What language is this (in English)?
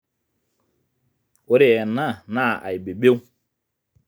Masai